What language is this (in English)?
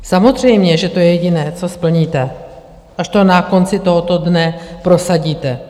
Czech